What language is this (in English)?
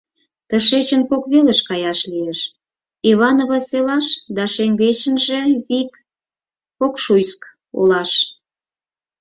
Mari